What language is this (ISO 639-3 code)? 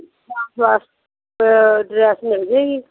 pan